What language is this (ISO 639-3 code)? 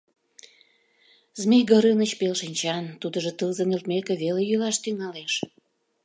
chm